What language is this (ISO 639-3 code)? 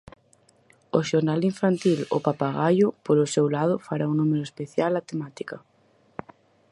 glg